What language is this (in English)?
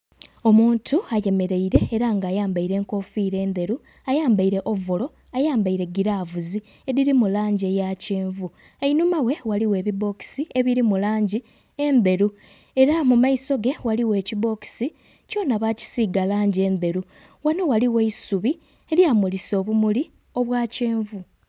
Soga